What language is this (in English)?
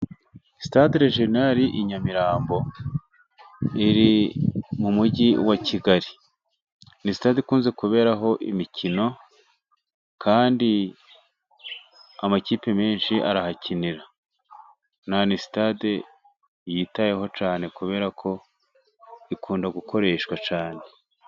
Kinyarwanda